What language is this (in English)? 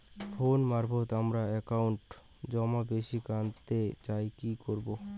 Bangla